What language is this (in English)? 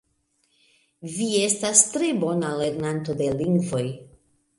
Esperanto